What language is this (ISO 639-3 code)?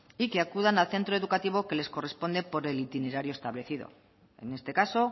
spa